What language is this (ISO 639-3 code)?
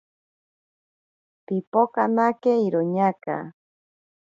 prq